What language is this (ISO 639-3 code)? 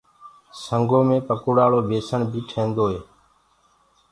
ggg